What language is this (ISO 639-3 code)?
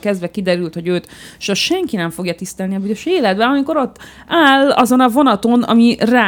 hun